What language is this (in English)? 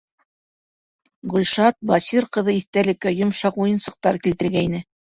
Bashkir